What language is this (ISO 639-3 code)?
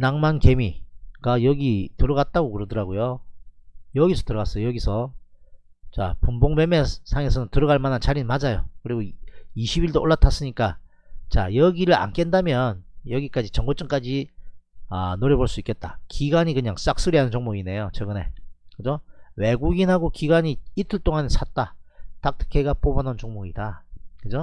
kor